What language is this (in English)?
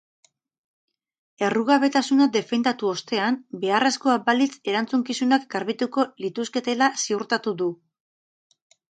Basque